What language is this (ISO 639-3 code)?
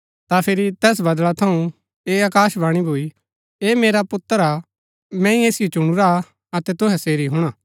gbk